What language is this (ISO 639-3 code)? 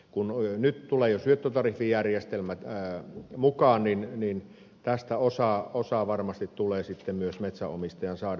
fin